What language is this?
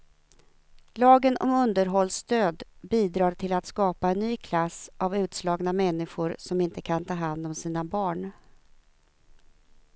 Swedish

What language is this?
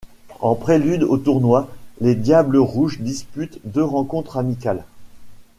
French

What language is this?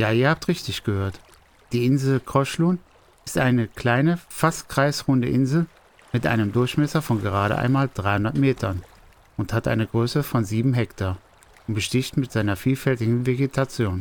German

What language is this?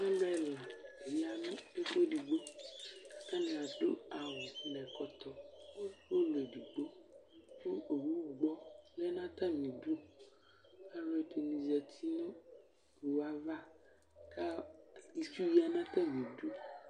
Ikposo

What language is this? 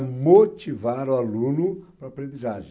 Portuguese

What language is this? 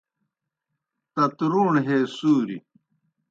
Kohistani Shina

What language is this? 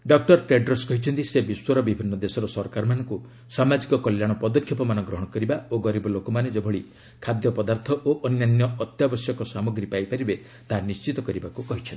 Odia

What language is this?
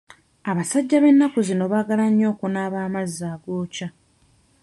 Ganda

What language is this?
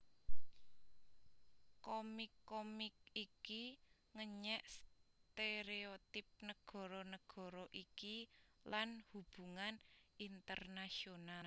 Javanese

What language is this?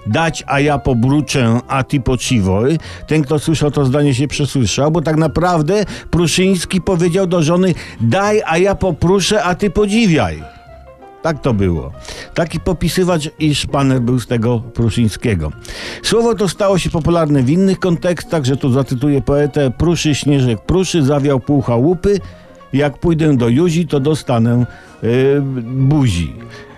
Polish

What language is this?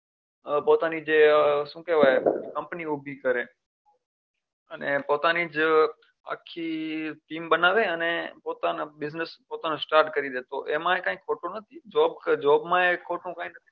Gujarati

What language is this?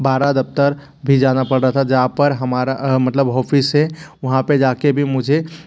Hindi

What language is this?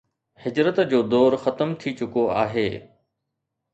Sindhi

